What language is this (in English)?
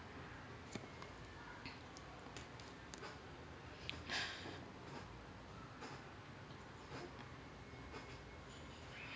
English